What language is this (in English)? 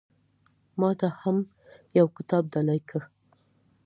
Pashto